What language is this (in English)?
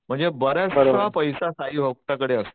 Marathi